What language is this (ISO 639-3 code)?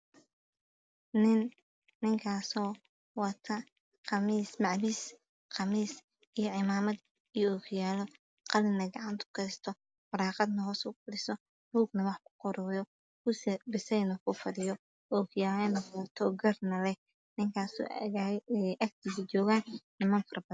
som